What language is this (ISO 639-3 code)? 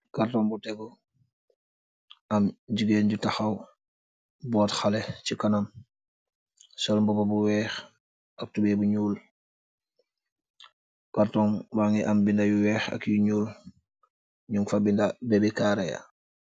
wol